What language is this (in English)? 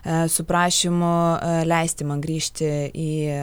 Lithuanian